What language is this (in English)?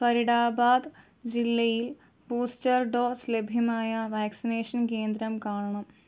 Malayalam